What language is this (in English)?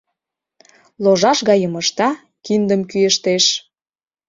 Mari